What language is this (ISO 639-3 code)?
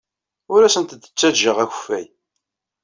kab